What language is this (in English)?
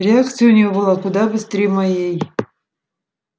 Russian